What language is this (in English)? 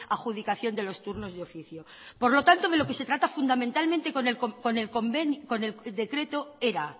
Spanish